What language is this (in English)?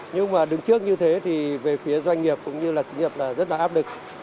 Vietnamese